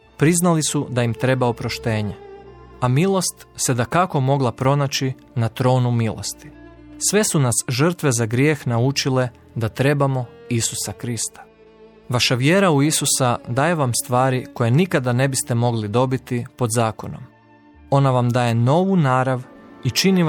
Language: Croatian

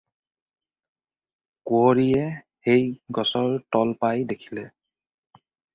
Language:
Assamese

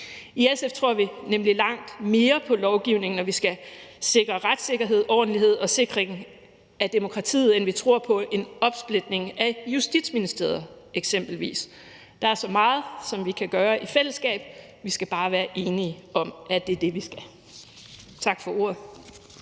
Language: Danish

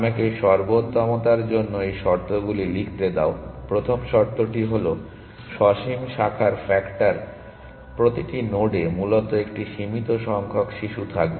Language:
Bangla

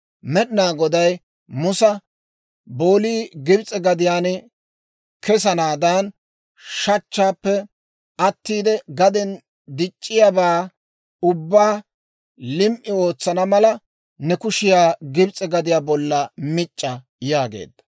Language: Dawro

